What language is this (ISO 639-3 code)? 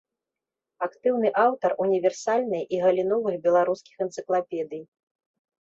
bel